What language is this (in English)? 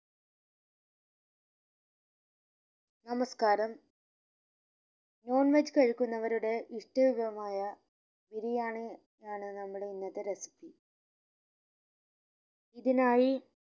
Malayalam